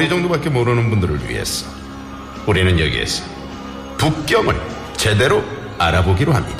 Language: Korean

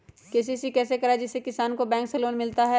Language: Magahi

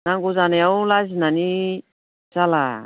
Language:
Bodo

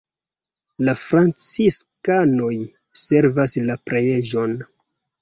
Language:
Esperanto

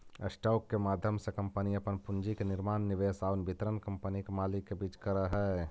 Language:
Magahi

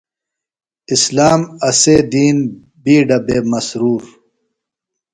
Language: Phalura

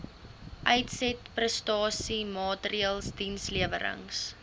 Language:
Afrikaans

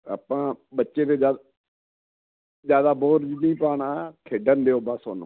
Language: Punjabi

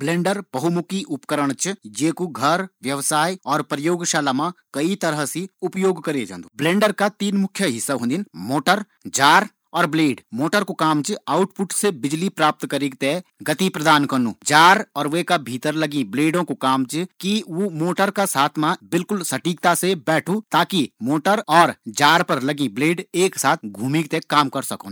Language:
Garhwali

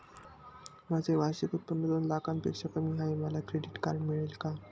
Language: Marathi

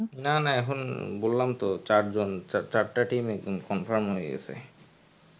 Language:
Bangla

